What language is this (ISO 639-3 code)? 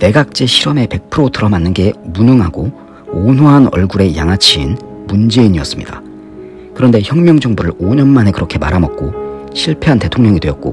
kor